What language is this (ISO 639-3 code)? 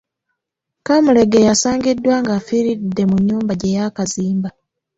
lug